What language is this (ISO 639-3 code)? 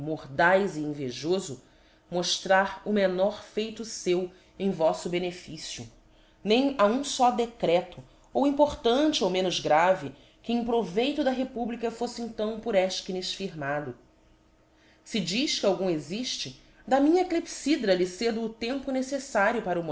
por